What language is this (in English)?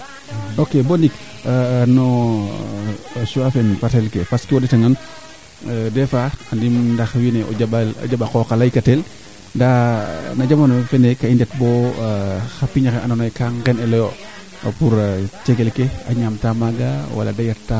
Serer